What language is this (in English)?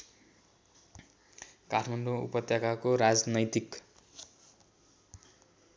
Nepali